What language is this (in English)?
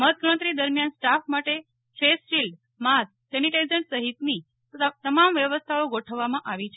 Gujarati